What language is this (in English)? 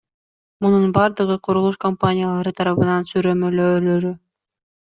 Kyrgyz